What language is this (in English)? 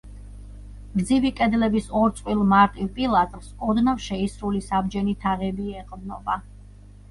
Georgian